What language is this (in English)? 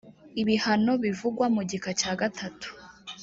Kinyarwanda